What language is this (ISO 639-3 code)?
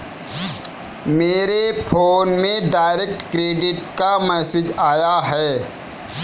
hin